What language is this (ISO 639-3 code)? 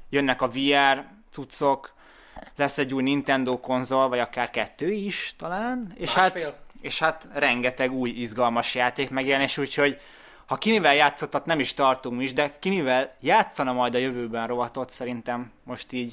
hun